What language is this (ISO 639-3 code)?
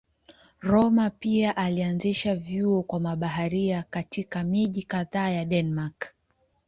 swa